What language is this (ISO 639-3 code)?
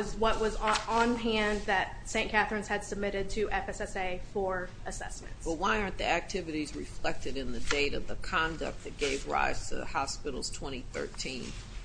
eng